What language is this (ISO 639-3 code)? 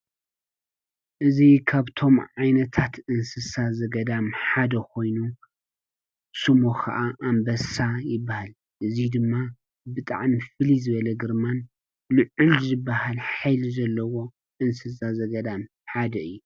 tir